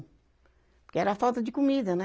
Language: Portuguese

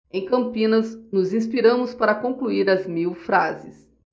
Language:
Portuguese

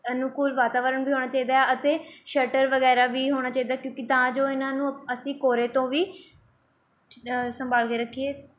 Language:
Punjabi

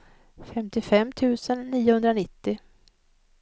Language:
Swedish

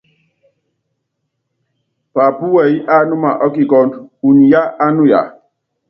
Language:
Yangben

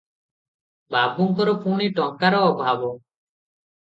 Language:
Odia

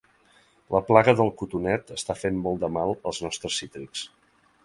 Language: Catalan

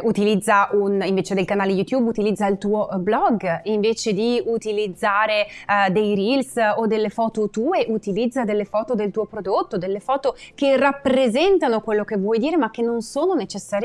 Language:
Italian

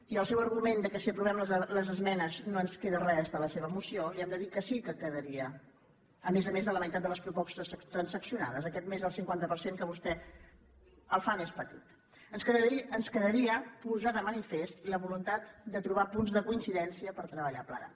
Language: Catalan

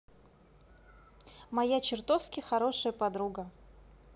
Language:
Russian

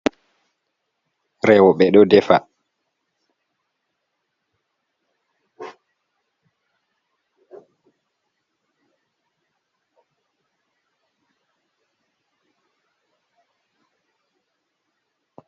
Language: Fula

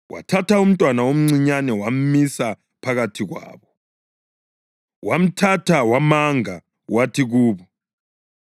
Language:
North Ndebele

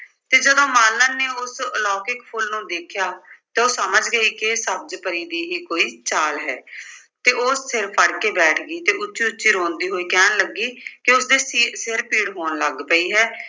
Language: Punjabi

